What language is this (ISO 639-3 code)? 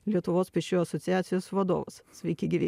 lit